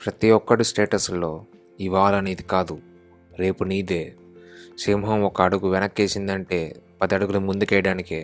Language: Telugu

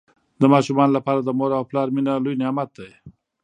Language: Pashto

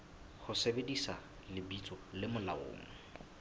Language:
Southern Sotho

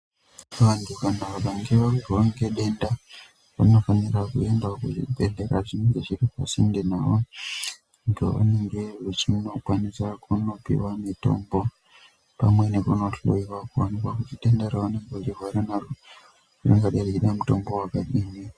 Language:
Ndau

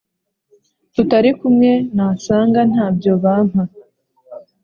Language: Kinyarwanda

